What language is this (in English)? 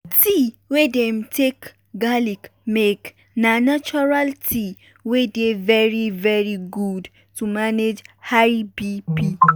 Nigerian Pidgin